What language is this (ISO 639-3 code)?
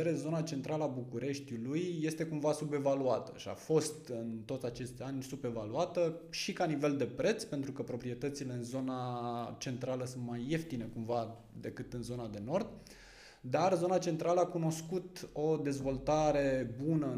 ron